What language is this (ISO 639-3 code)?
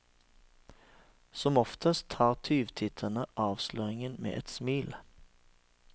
nor